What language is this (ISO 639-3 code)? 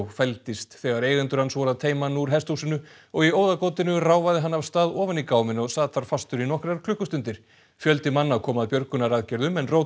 isl